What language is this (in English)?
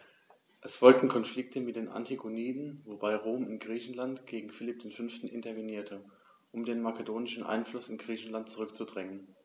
German